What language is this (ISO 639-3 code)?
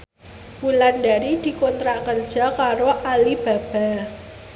jav